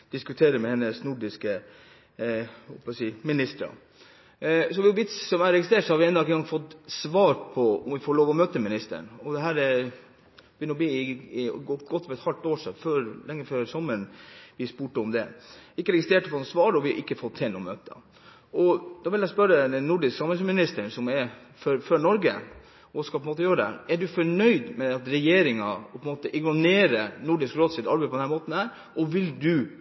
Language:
Norwegian Bokmål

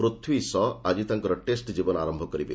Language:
Odia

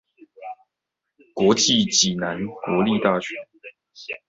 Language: Chinese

